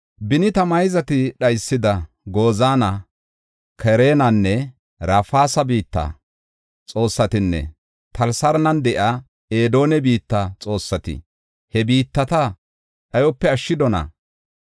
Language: Gofa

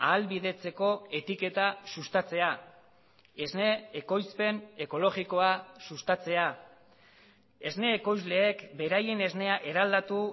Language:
Basque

